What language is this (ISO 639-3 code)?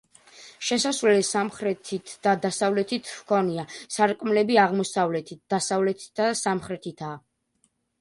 kat